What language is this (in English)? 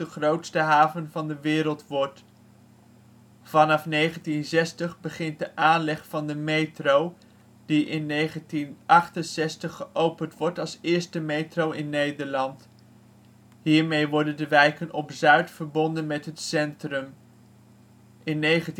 Dutch